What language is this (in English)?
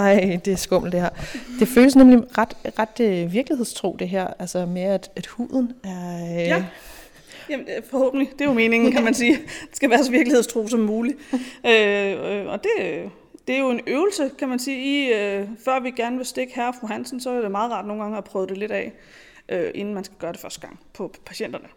Danish